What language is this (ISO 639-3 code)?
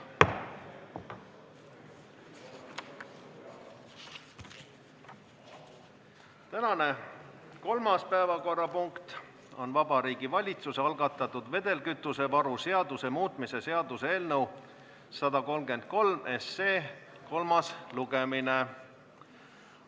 est